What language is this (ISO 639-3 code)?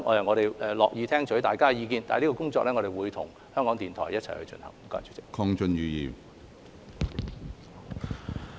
yue